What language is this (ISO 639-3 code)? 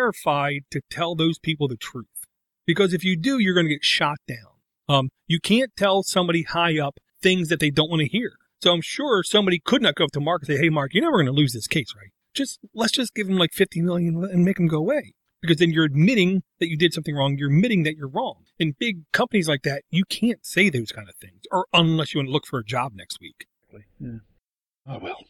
eng